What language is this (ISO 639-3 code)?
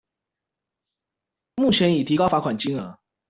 zho